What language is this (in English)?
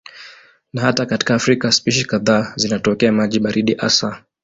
Swahili